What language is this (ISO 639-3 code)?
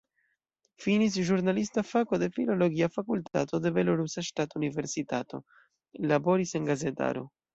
epo